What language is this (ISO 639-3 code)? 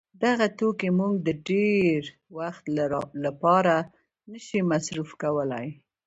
pus